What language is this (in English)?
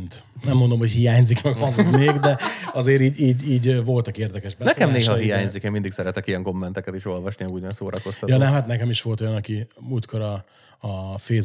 Hungarian